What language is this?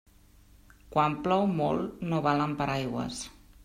Catalan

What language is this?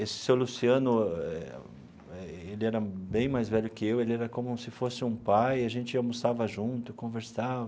Portuguese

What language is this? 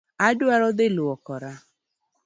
Luo (Kenya and Tanzania)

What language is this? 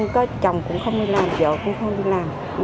Vietnamese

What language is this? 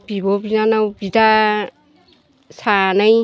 Bodo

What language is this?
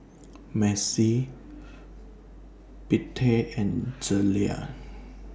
English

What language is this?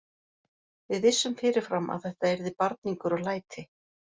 Icelandic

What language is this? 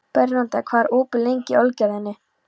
Icelandic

